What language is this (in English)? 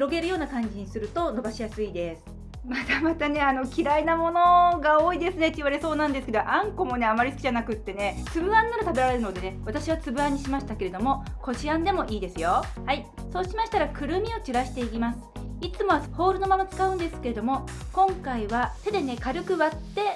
Japanese